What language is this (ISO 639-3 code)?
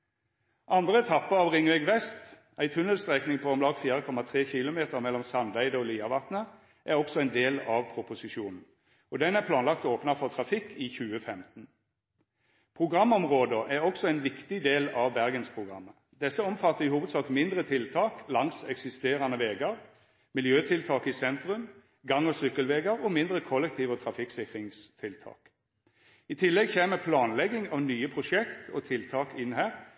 nno